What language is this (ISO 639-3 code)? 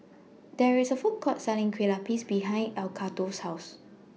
eng